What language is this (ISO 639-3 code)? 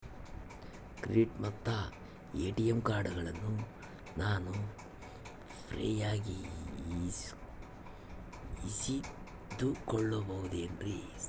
kan